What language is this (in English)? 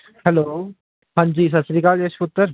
Punjabi